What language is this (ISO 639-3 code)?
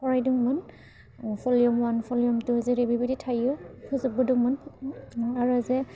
brx